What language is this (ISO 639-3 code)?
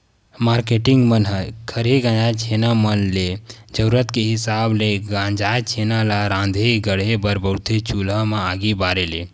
hne